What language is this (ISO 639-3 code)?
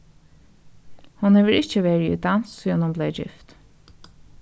fao